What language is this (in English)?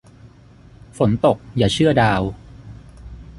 Thai